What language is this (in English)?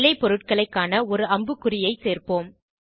Tamil